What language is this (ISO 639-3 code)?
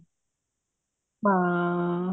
pan